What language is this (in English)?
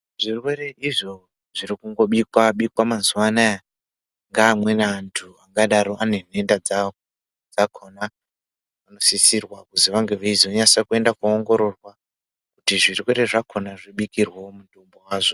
Ndau